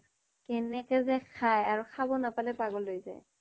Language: Assamese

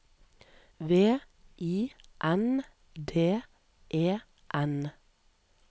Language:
Norwegian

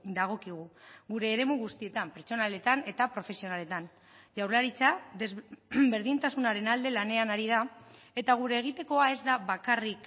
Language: Basque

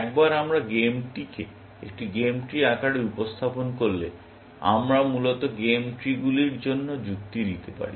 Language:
Bangla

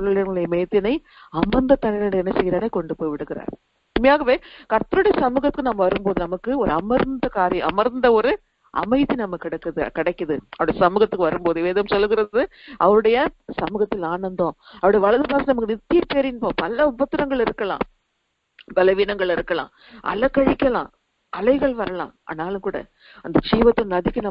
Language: Thai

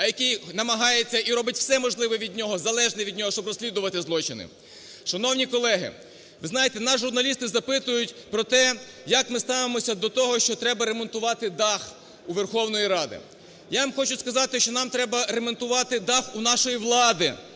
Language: Ukrainian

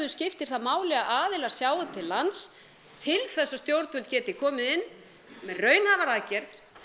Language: Icelandic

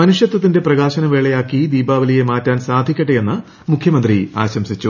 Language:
Malayalam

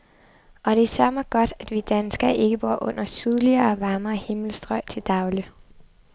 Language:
Danish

